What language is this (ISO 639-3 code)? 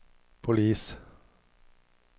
swe